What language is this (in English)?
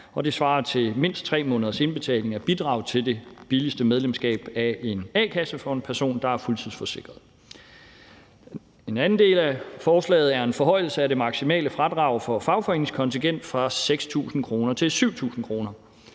Danish